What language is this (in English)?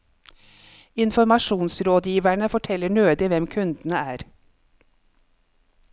Norwegian